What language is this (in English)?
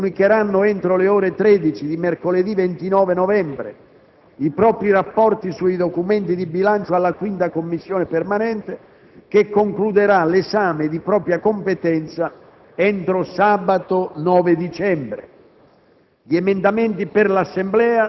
Italian